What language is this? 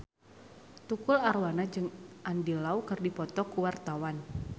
Sundanese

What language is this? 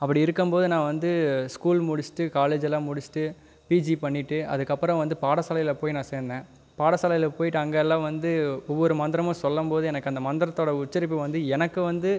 Tamil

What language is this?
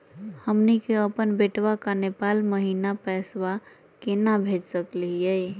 Magahi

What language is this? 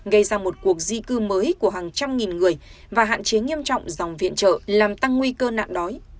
Vietnamese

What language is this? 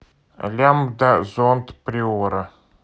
Russian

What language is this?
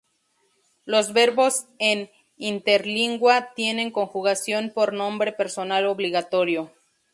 Spanish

